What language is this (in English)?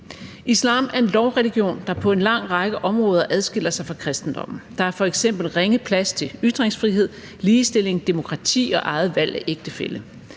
Danish